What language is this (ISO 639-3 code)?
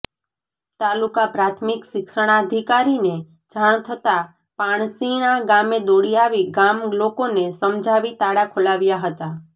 guj